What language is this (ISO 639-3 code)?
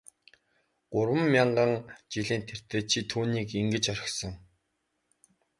mon